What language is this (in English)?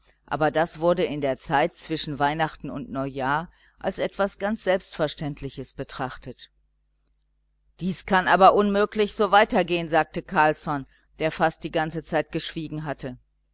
German